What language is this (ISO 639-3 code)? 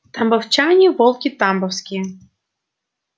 rus